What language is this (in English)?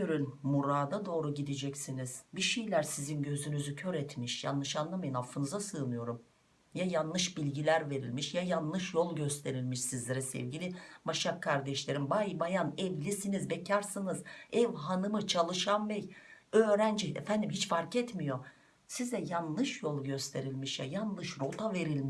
Turkish